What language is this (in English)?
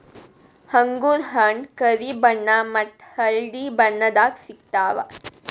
Kannada